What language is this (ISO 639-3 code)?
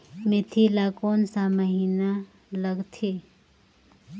hne